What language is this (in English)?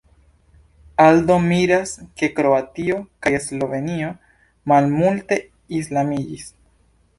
Esperanto